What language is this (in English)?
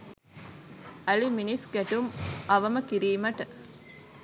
Sinhala